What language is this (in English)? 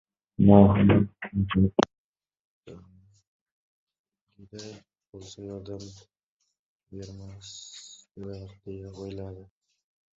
Uzbek